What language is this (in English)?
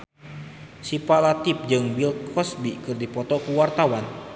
Sundanese